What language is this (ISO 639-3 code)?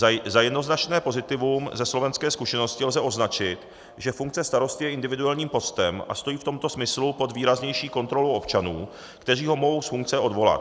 ces